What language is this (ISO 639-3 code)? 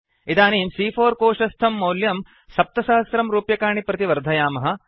san